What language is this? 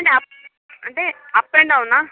Telugu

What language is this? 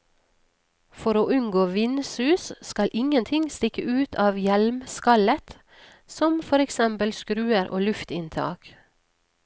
Norwegian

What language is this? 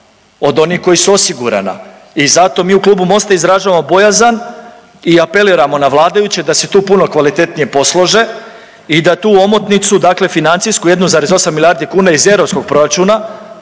Croatian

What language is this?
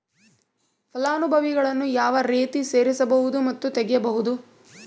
Kannada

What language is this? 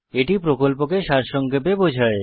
Bangla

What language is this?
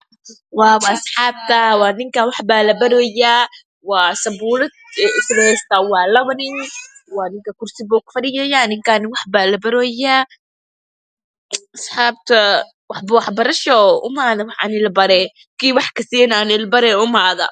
Somali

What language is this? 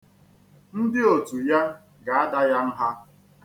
Igbo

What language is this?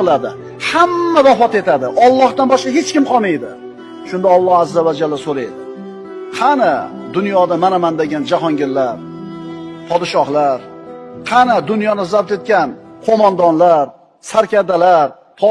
Turkish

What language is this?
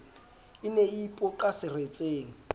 Southern Sotho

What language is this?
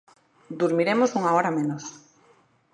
Galician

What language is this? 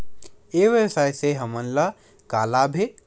Chhattisgarhi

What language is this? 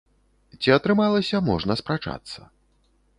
Belarusian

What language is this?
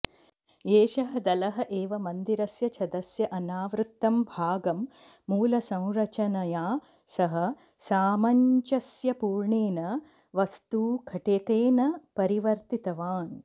Sanskrit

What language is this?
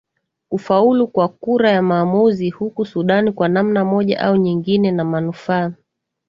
Swahili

